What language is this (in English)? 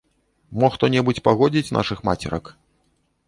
Belarusian